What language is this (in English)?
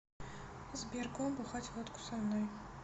Russian